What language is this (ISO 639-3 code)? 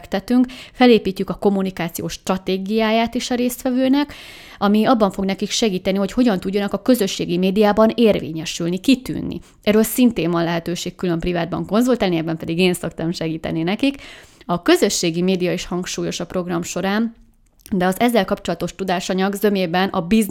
hun